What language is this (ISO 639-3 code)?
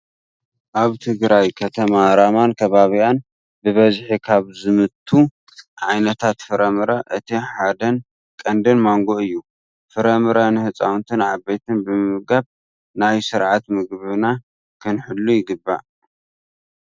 tir